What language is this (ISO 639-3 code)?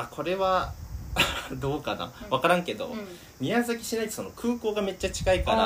jpn